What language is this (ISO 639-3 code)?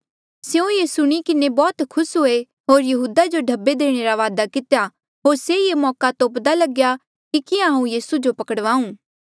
mjl